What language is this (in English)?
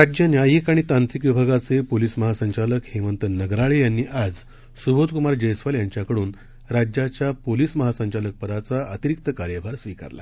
Marathi